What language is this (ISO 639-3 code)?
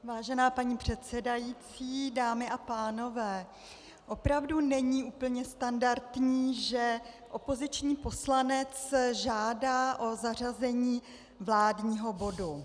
ces